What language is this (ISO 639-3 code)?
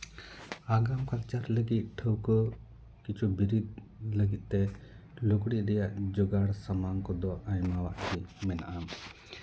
sat